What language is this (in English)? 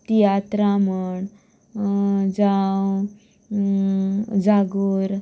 Konkani